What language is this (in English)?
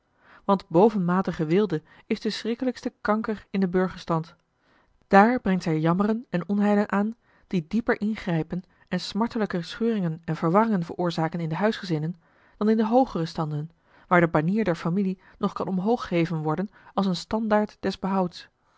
Dutch